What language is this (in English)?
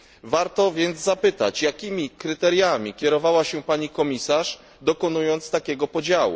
Polish